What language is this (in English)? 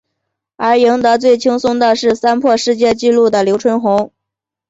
Chinese